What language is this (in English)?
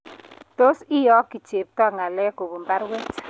Kalenjin